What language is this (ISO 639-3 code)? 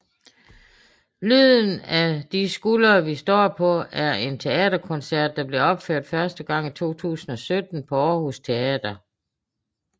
dan